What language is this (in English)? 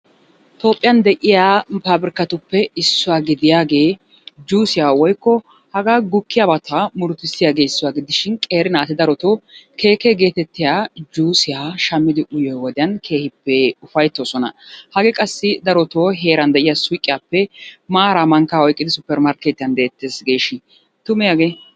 Wolaytta